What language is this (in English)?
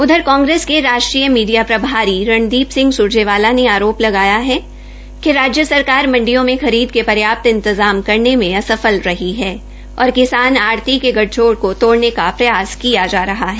Hindi